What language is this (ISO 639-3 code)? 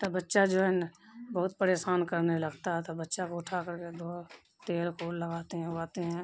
urd